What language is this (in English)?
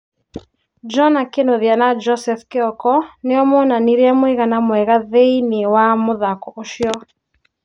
Kikuyu